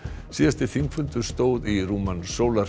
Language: Icelandic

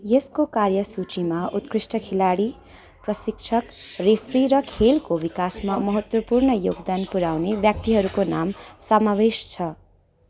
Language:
Nepali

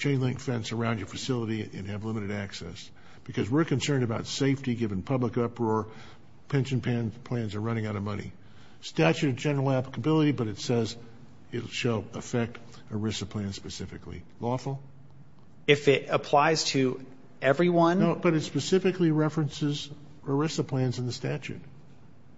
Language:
English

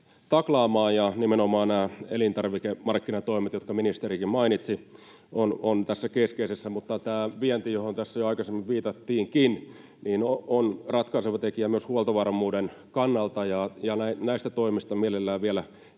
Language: Finnish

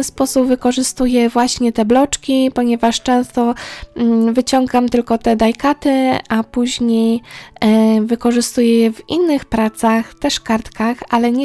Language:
Polish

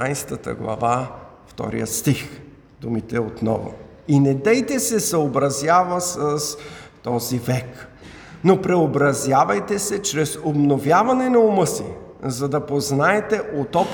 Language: Bulgarian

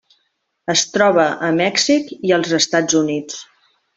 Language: Catalan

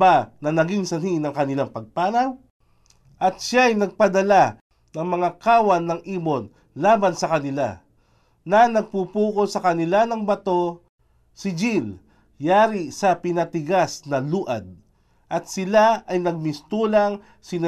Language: Filipino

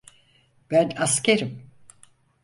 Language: Turkish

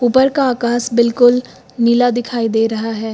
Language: Hindi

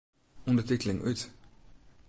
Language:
Western Frisian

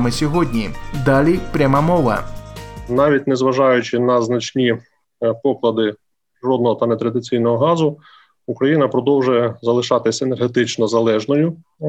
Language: Ukrainian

